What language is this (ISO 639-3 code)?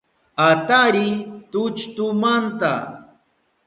qup